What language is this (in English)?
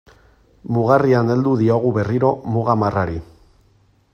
Basque